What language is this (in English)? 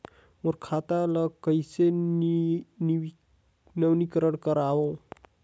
Chhattisgarhi